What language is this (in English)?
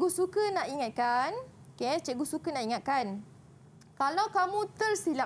Malay